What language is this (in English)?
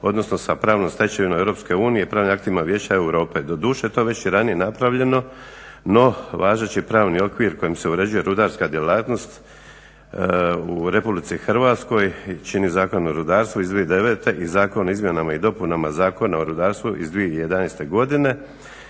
Croatian